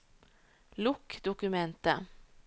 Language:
Norwegian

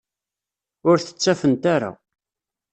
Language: Kabyle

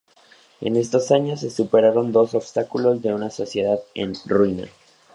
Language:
Spanish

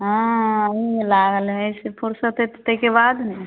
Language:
Maithili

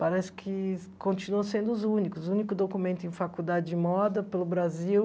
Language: Portuguese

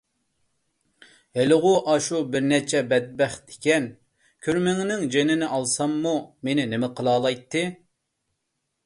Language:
Uyghur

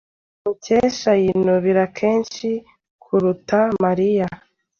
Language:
Kinyarwanda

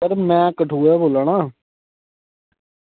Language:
Dogri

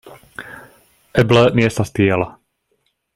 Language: Esperanto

